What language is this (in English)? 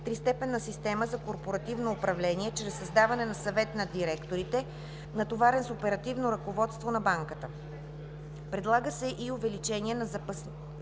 Bulgarian